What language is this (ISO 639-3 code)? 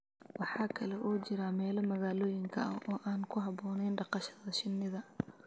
som